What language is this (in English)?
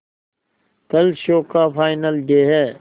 Hindi